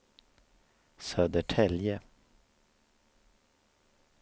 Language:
Swedish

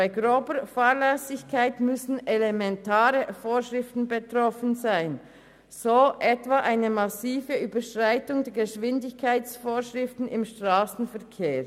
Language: Swiss German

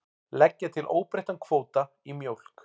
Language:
Icelandic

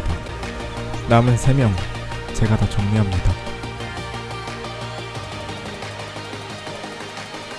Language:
Korean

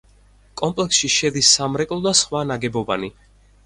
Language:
Georgian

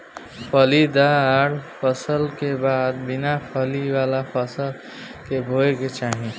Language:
Bhojpuri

